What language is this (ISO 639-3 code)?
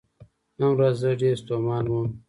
pus